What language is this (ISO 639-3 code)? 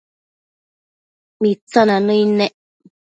mcf